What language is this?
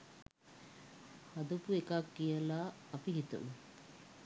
Sinhala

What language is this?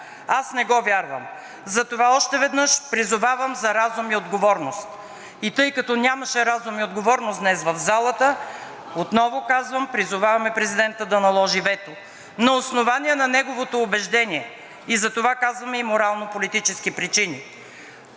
Bulgarian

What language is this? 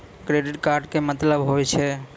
Maithili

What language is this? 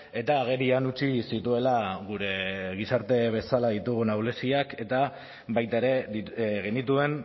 Basque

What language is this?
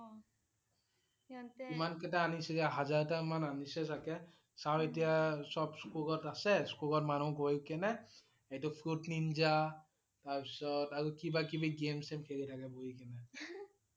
Assamese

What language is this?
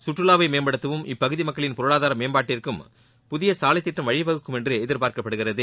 Tamil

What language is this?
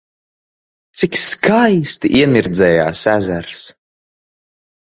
Latvian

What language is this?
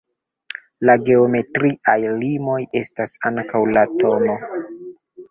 Esperanto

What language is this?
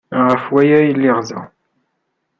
Kabyle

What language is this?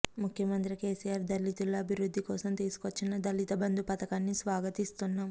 Telugu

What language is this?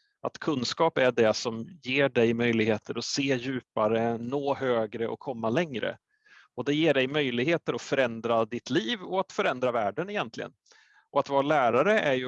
Swedish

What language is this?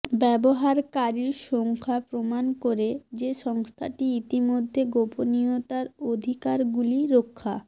Bangla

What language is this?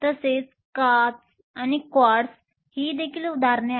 Marathi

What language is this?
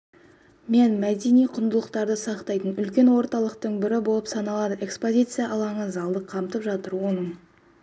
Kazakh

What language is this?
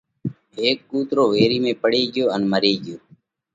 Parkari Koli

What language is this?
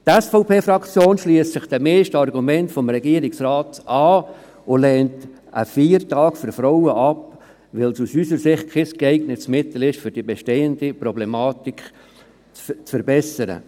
Swiss German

